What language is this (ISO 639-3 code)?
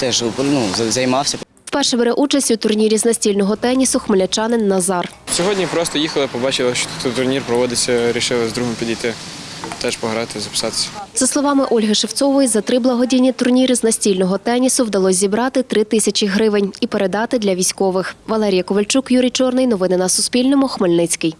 ukr